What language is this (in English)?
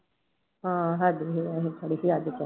Punjabi